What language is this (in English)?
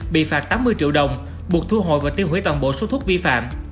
Vietnamese